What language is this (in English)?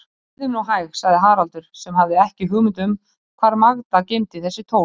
Icelandic